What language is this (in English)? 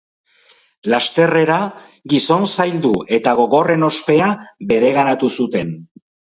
Basque